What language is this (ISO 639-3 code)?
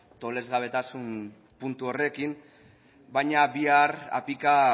eus